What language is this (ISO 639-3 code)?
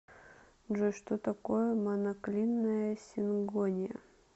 rus